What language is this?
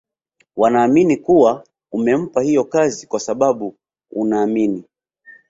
Swahili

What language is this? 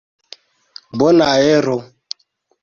Esperanto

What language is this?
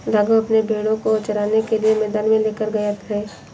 Hindi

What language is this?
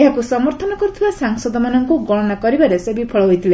Odia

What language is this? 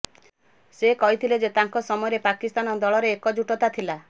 Odia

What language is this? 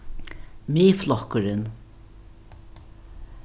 Faroese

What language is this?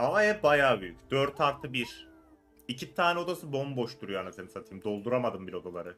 Turkish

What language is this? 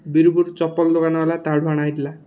Odia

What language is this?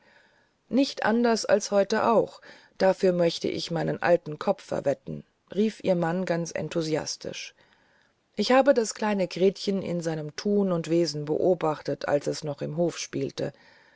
German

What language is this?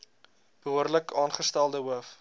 Afrikaans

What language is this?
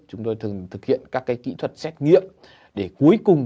Vietnamese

